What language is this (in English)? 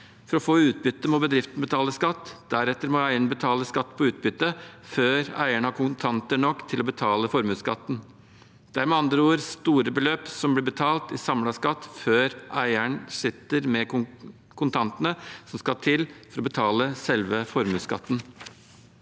Norwegian